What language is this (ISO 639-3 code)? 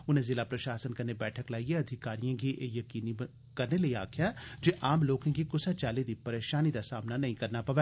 doi